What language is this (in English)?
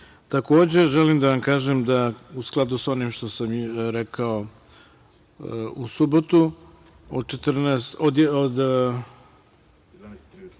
Serbian